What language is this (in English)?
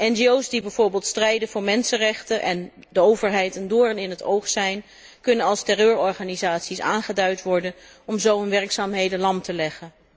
Dutch